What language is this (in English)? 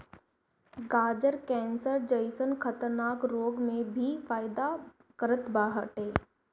Bhojpuri